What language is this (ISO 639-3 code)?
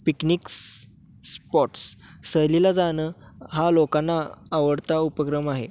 mar